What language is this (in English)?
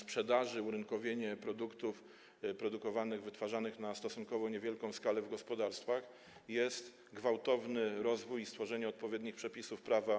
Polish